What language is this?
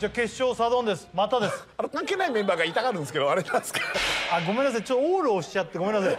Japanese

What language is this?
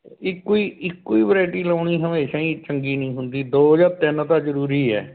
Punjabi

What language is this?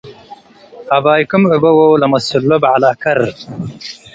Tigre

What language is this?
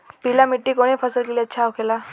Bhojpuri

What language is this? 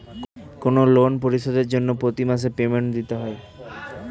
Bangla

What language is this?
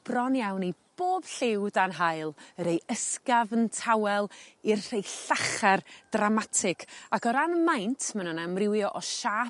Welsh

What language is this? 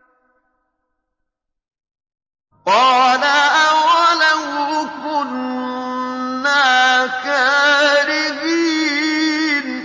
Arabic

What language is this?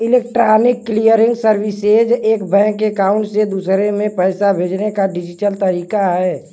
Bhojpuri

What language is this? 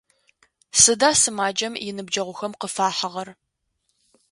Adyghe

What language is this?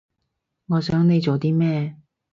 Cantonese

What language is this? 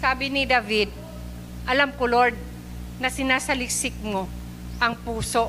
Filipino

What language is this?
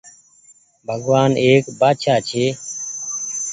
Goaria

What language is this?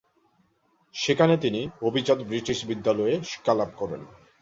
Bangla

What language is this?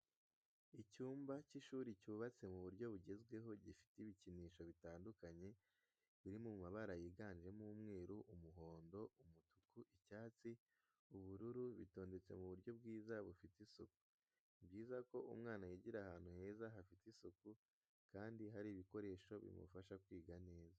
Kinyarwanda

